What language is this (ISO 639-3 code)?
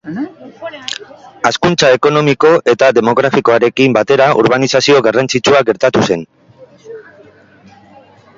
eus